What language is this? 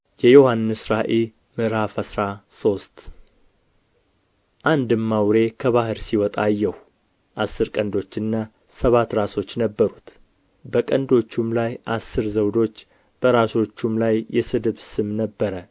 Amharic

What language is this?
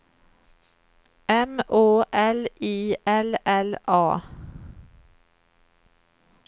Swedish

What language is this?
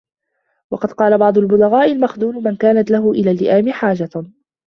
Arabic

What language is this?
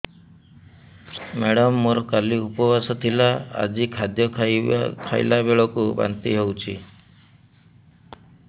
Odia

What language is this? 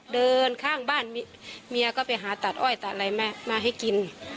Thai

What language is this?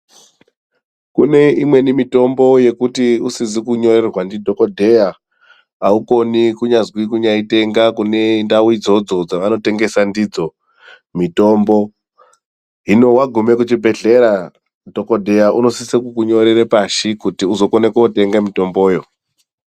Ndau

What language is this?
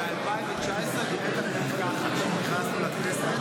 Hebrew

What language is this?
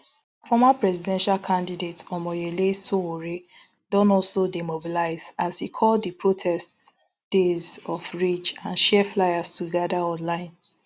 Nigerian Pidgin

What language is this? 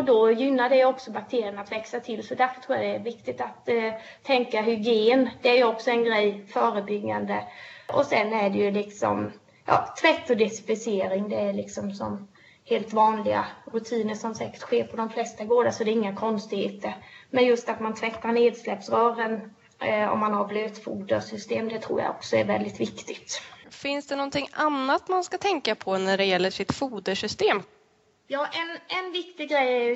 Swedish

